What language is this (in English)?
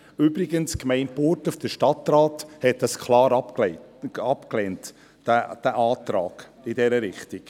Swiss German